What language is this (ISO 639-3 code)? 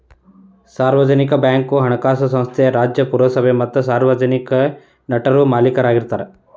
kan